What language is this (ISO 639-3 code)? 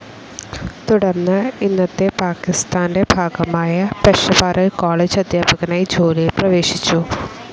mal